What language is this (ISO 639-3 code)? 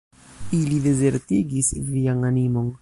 epo